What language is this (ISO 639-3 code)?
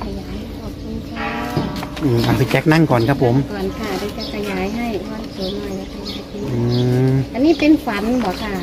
tha